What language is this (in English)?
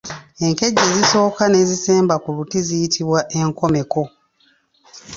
Ganda